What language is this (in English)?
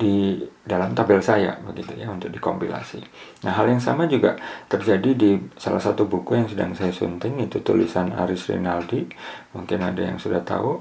Indonesian